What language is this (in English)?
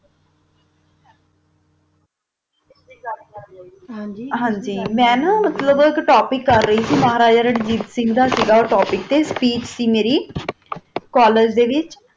Punjabi